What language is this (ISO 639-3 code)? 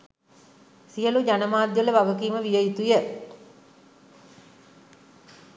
sin